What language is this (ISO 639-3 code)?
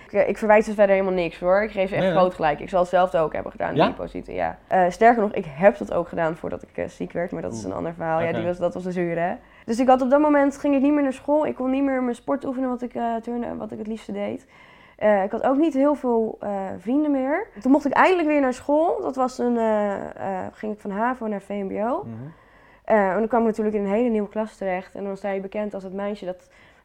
nld